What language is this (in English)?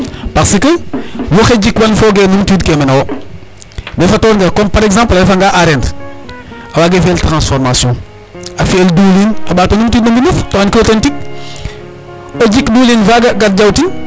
Serer